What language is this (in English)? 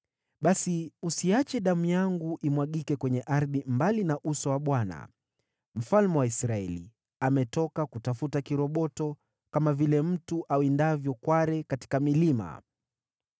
Swahili